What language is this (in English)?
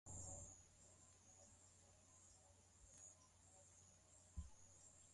Swahili